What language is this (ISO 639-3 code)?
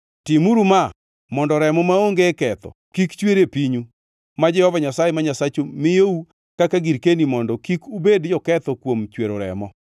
luo